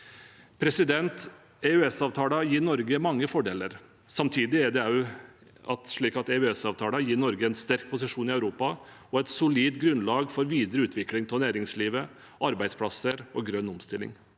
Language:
Norwegian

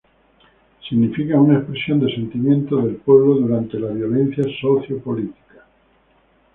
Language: Spanish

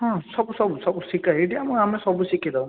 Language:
Odia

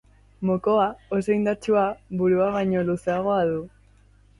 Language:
Basque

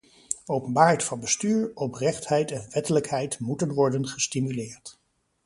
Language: Dutch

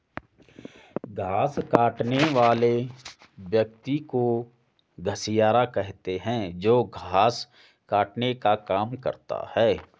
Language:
Hindi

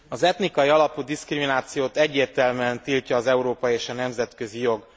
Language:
Hungarian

